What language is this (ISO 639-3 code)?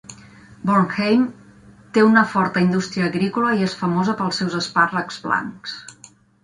cat